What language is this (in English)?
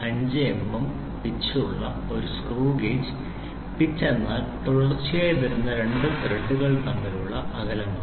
Malayalam